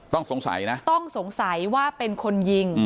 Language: Thai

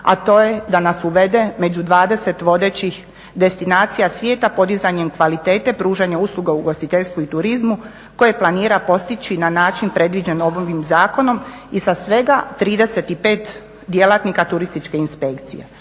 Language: Croatian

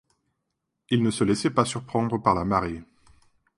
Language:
French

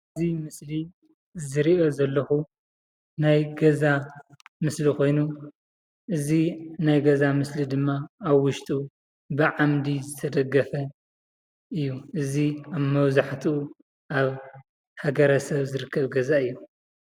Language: Tigrinya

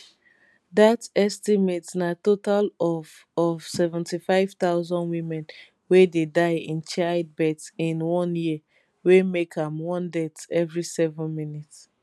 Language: Nigerian Pidgin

